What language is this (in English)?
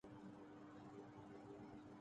Urdu